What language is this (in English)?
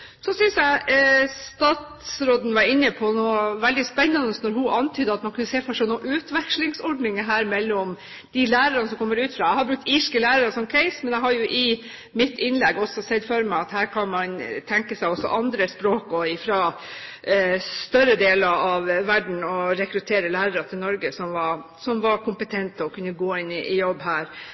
Norwegian Bokmål